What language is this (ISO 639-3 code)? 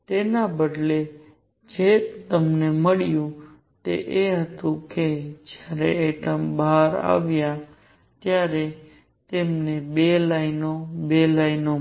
guj